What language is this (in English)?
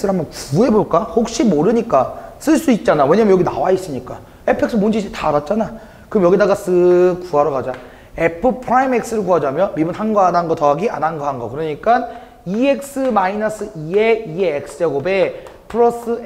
Korean